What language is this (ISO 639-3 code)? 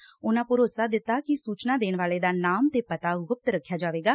pan